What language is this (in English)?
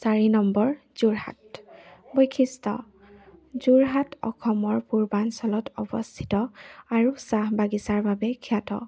Assamese